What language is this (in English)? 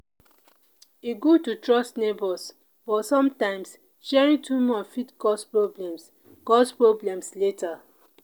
Nigerian Pidgin